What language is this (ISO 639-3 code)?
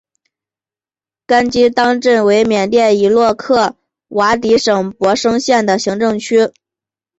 zho